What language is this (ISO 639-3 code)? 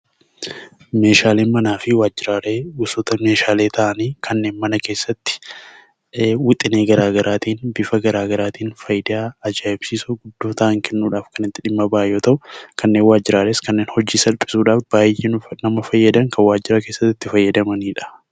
orm